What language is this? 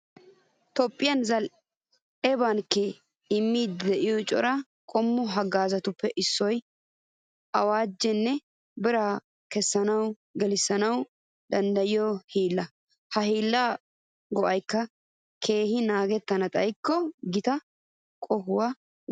Wolaytta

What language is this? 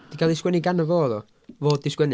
Welsh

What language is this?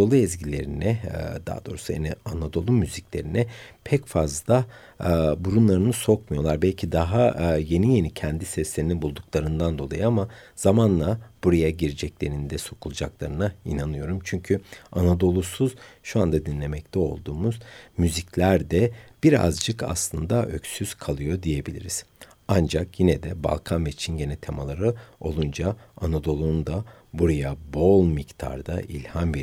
Turkish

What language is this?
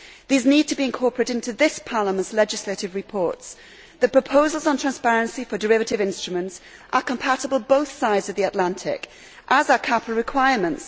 English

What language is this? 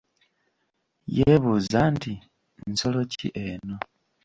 Ganda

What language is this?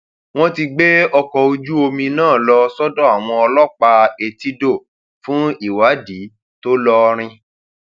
Yoruba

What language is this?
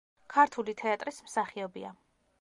Georgian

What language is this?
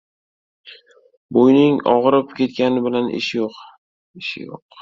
Uzbek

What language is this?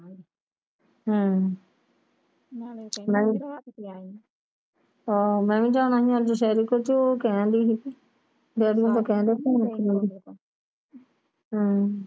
Punjabi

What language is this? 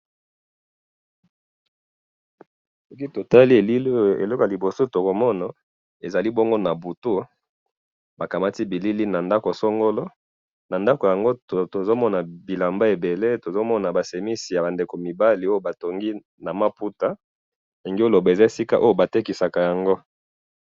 Lingala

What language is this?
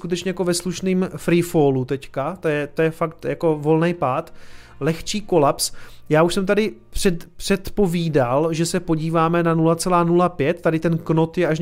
Czech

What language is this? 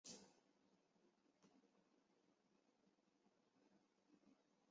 Chinese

